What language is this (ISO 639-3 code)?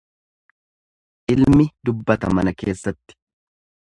orm